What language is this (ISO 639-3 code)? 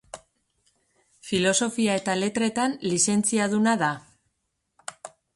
eus